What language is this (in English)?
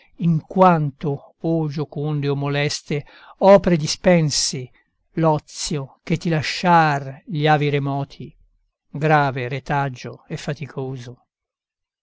Italian